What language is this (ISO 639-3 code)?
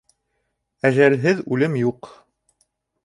bak